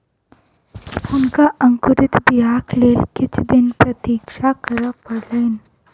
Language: Maithili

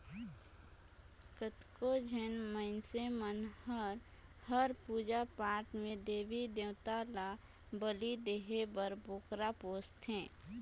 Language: Chhattisgarhi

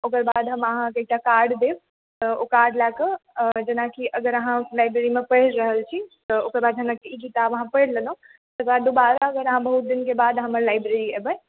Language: Maithili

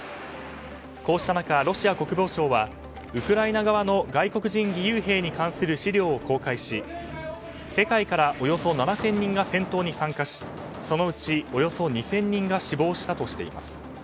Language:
Japanese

